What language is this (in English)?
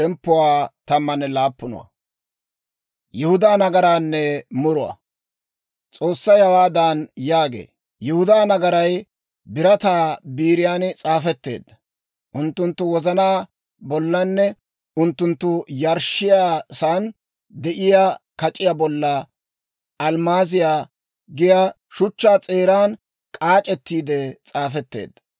Dawro